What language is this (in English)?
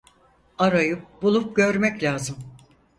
Turkish